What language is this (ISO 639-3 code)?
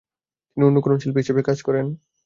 ben